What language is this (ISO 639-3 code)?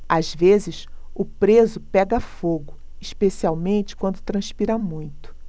por